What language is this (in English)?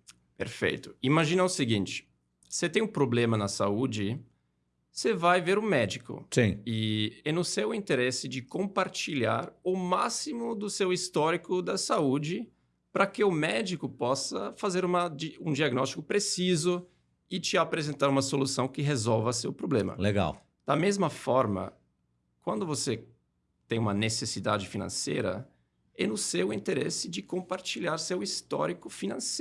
Portuguese